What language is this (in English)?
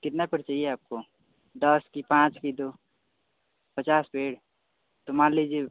Hindi